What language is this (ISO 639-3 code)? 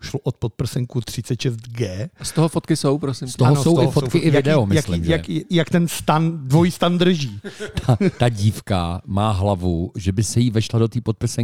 ces